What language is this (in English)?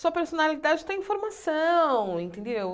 Portuguese